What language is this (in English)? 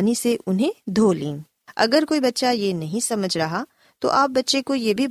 Urdu